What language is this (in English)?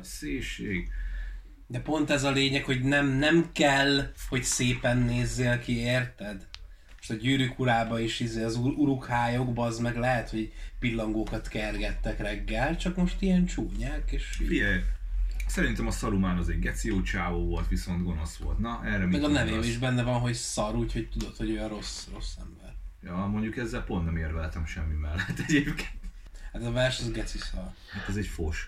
Hungarian